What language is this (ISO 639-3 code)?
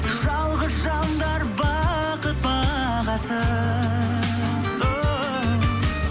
kaz